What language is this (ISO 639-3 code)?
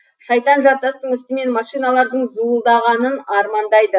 kaz